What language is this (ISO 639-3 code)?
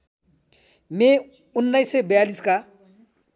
nep